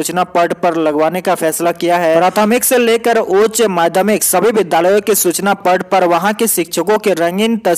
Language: Hindi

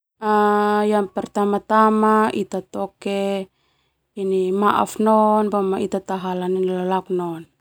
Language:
Termanu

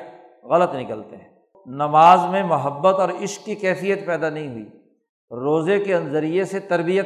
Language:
Urdu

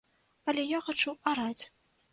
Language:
Belarusian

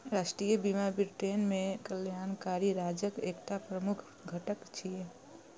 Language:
Maithili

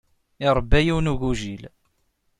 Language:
Kabyle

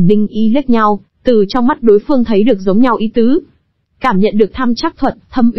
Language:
Vietnamese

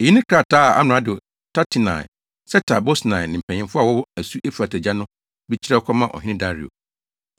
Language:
Akan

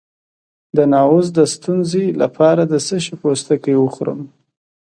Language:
Pashto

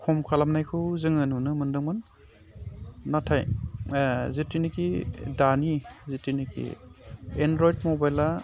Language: Bodo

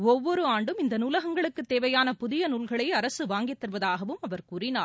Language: Tamil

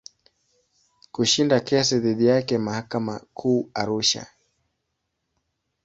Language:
Swahili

